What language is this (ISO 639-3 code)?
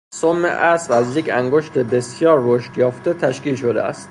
fas